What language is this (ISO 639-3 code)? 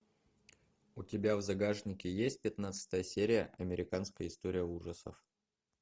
rus